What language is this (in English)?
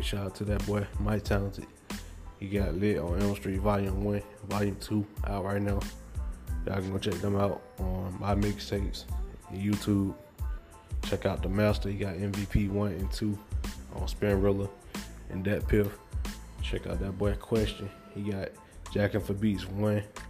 English